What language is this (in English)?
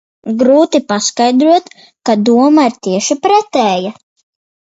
Latvian